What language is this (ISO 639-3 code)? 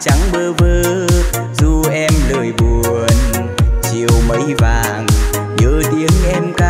vie